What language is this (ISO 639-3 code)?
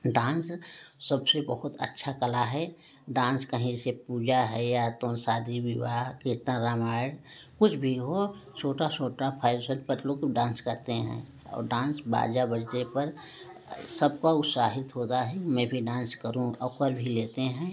hin